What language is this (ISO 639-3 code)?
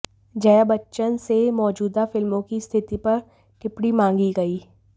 hin